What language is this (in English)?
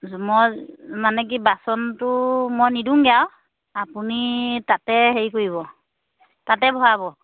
Assamese